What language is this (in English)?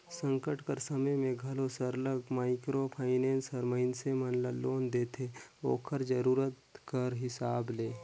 Chhattisgarhi